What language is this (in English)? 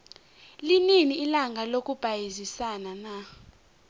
South Ndebele